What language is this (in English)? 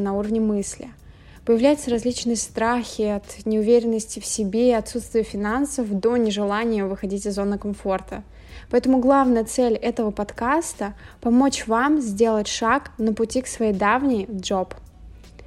Russian